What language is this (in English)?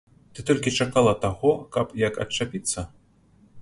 Belarusian